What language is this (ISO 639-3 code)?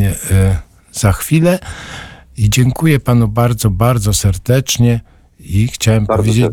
pol